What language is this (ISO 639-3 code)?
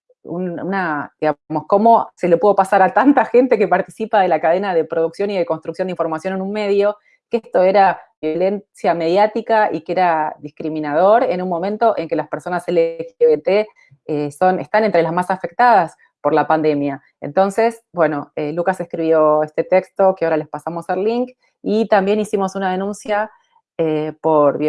spa